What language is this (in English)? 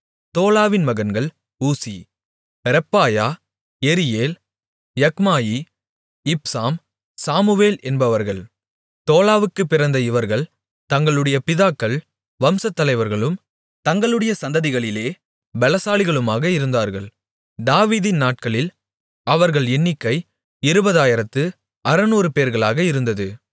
Tamil